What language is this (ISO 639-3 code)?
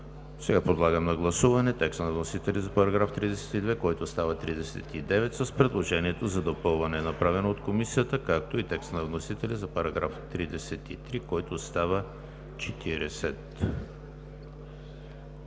bul